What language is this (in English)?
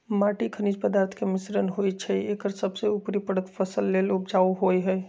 Magahi